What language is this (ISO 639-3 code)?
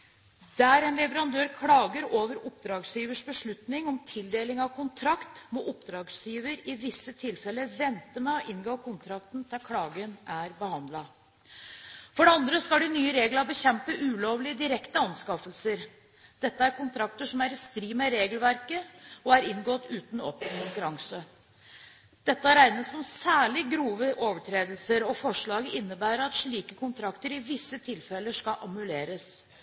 nob